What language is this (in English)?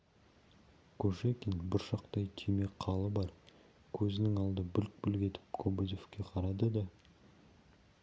Kazakh